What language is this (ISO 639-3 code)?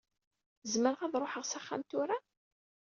kab